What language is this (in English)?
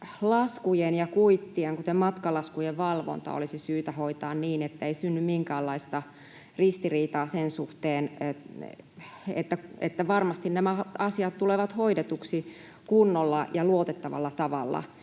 Finnish